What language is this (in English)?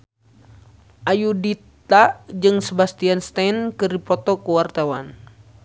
Sundanese